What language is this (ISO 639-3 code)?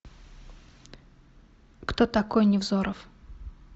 rus